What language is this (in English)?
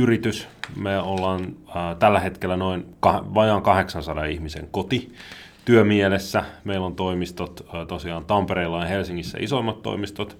Finnish